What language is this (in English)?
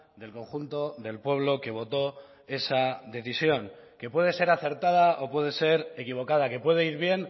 Spanish